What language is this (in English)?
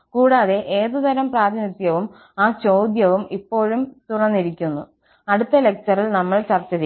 Malayalam